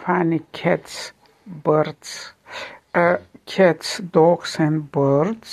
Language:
Bulgarian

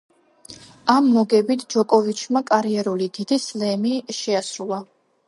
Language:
Georgian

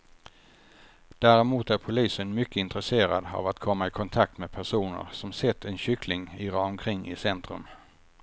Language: Swedish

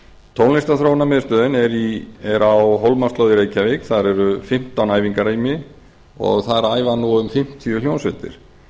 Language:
Icelandic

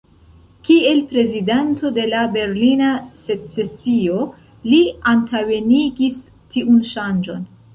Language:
Esperanto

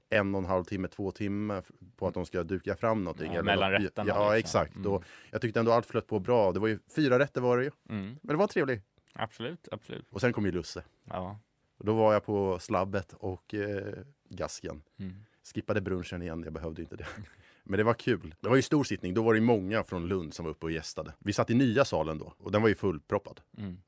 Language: Swedish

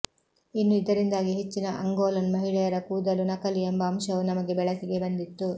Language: Kannada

